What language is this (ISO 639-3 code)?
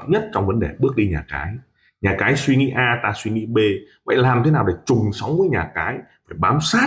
vie